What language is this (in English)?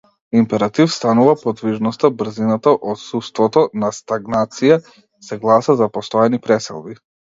Macedonian